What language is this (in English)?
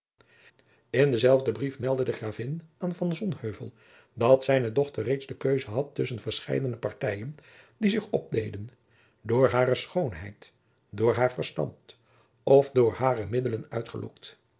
Dutch